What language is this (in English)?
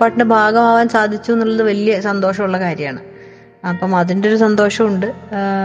Malayalam